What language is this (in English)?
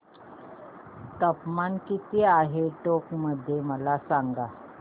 Marathi